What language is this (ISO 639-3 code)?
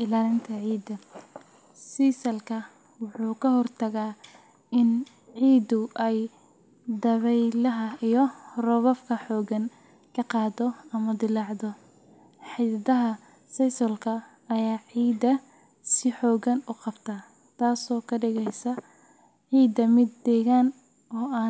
som